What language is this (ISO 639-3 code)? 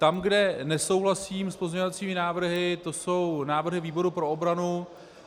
ces